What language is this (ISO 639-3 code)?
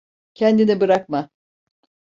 tur